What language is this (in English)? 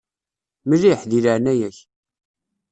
Kabyle